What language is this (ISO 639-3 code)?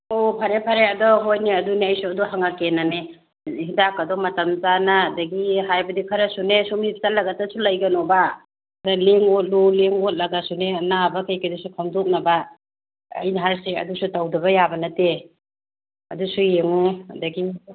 mni